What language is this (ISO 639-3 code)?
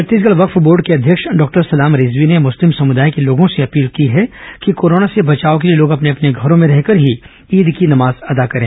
hin